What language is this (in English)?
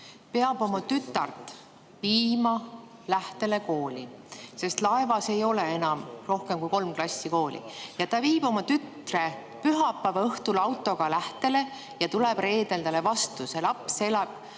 Estonian